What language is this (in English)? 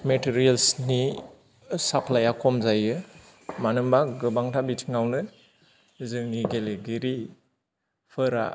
Bodo